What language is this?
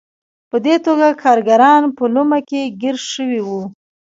Pashto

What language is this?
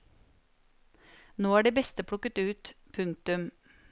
Norwegian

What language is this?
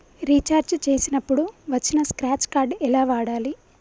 Telugu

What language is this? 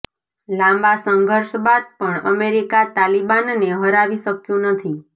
Gujarati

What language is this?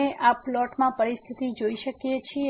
Gujarati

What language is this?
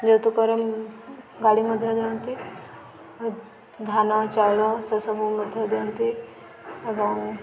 Odia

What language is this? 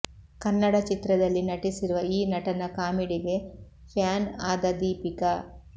Kannada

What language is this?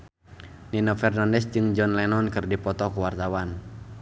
Sundanese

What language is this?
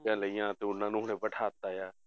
Punjabi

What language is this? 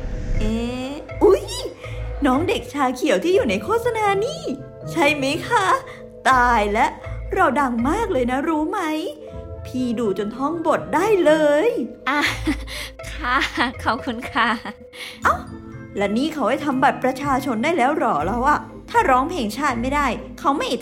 Thai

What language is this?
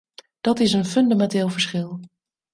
Dutch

